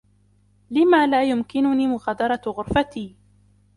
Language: Arabic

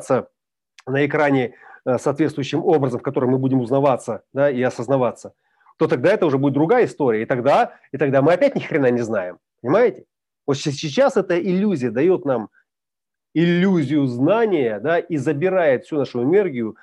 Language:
Russian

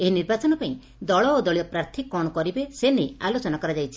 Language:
Odia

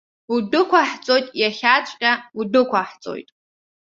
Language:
Abkhazian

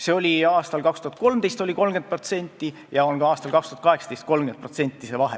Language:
Estonian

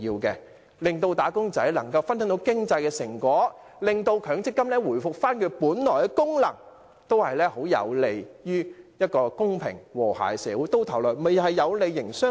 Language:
Cantonese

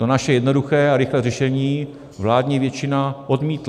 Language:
Czech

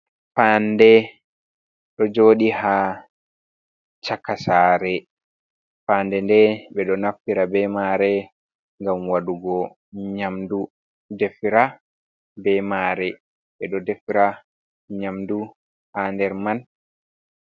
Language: Fula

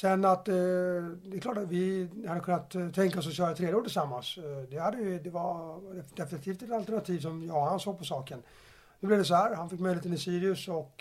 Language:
Swedish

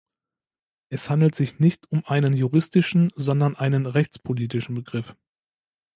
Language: German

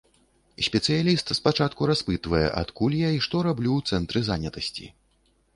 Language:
Belarusian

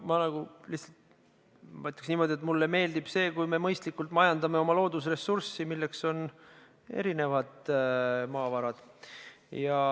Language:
Estonian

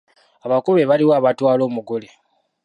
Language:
Ganda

